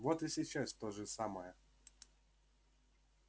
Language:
Russian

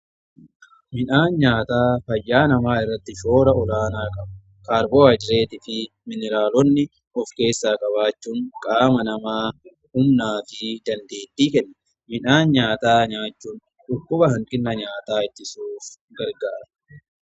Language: Oromo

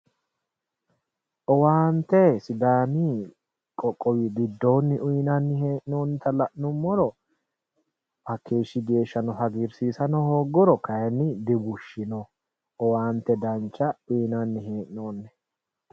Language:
Sidamo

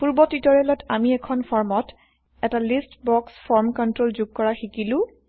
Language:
Assamese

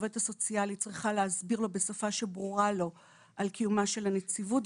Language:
Hebrew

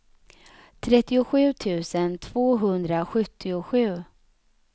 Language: Swedish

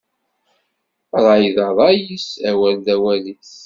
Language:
Kabyle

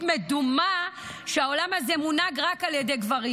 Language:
Hebrew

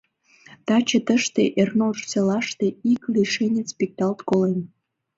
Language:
Mari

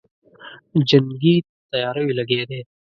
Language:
Pashto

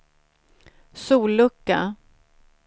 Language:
Swedish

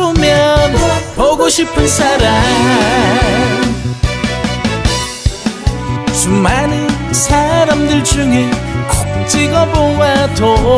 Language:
Korean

